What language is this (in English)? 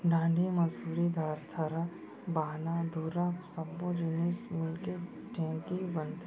Chhattisgarhi